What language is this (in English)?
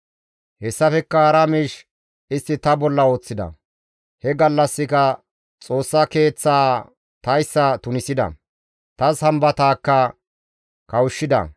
Gamo